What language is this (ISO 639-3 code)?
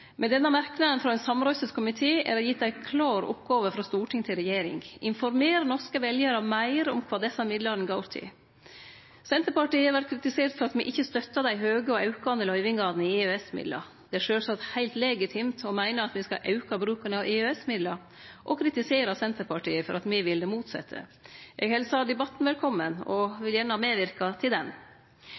nno